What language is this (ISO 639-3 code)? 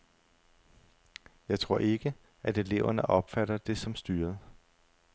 dan